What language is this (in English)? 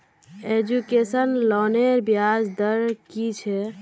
Magahi